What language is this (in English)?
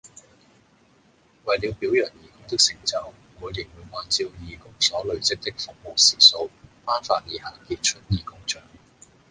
Cantonese